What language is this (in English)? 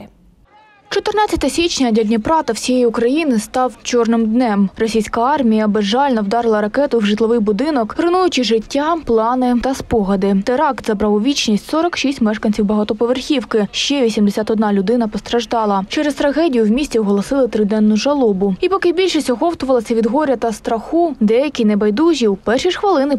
Ukrainian